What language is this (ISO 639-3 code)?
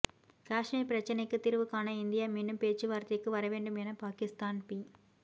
tam